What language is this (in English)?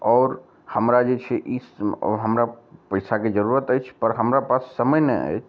Maithili